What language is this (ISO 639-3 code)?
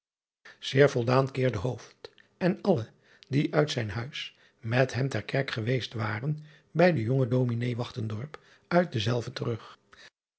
nld